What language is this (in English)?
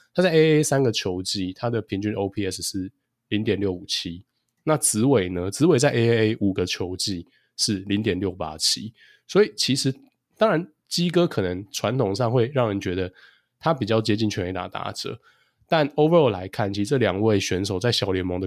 Chinese